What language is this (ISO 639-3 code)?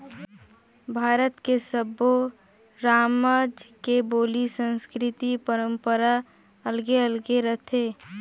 hne